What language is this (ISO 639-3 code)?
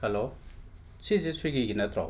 mni